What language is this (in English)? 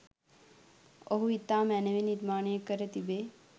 Sinhala